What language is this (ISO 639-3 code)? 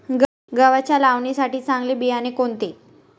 mar